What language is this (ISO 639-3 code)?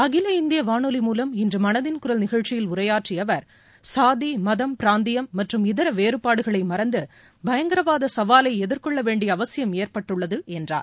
tam